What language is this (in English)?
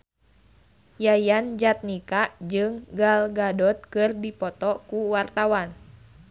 Sundanese